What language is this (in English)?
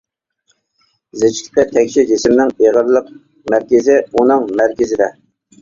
Uyghur